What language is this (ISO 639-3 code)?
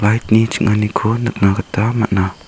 grt